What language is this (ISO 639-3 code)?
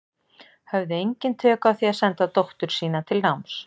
isl